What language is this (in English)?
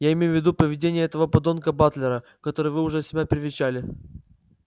Russian